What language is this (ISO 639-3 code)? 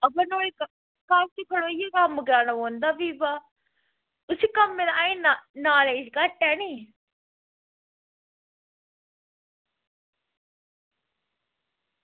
doi